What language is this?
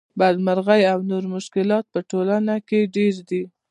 Pashto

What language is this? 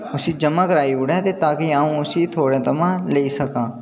Dogri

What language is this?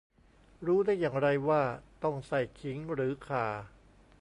Thai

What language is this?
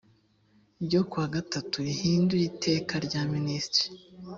Kinyarwanda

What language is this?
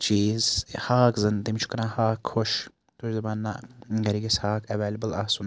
Kashmiri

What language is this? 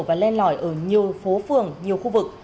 Vietnamese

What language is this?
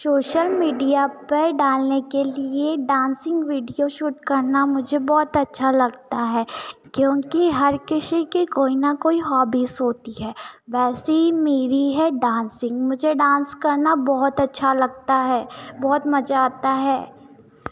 Hindi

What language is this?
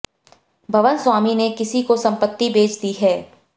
Hindi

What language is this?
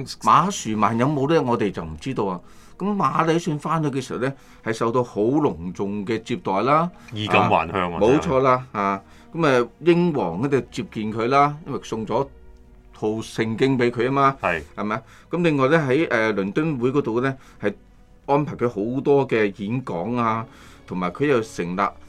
Chinese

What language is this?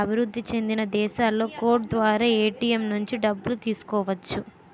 Telugu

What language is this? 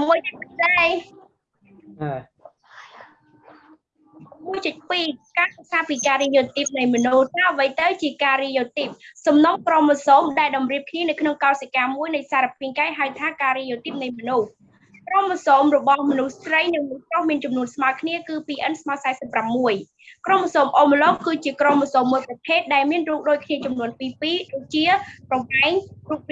Vietnamese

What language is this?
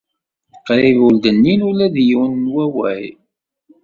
Kabyle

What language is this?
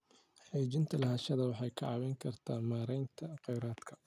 Somali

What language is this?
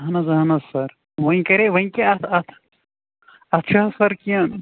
Kashmiri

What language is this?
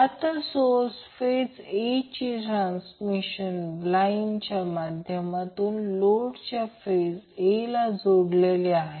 Marathi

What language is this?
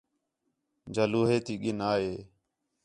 Khetrani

